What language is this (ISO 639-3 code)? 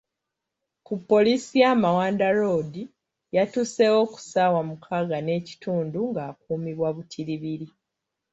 lug